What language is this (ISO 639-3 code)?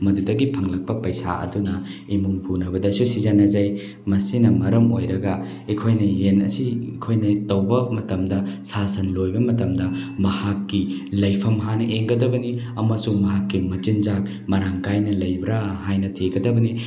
mni